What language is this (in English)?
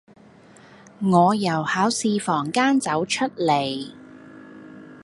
Cantonese